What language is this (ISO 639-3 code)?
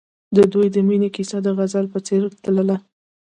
pus